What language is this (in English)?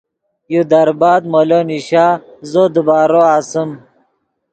Yidgha